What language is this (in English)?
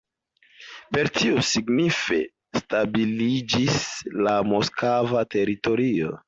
Esperanto